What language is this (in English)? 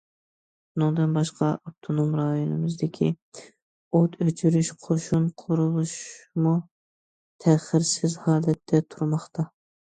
Uyghur